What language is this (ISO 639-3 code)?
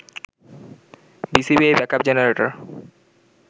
ben